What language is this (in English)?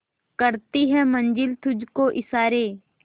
Hindi